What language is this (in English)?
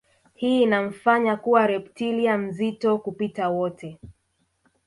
Swahili